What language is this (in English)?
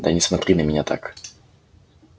Russian